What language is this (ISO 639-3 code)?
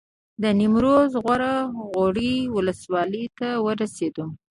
pus